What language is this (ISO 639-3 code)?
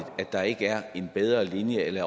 dan